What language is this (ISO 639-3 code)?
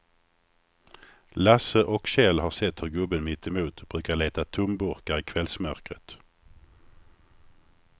swe